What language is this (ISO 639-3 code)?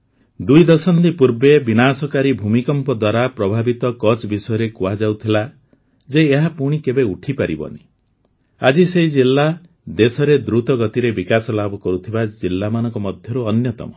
ori